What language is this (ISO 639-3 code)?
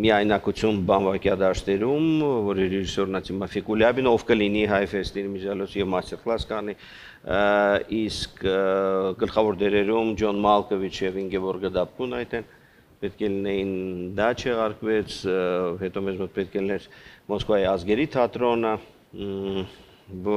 ron